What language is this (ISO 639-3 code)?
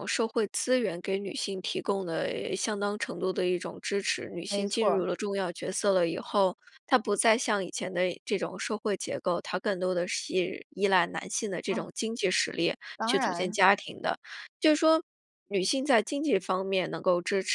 zho